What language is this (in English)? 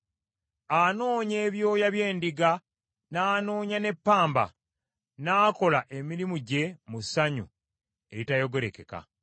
Ganda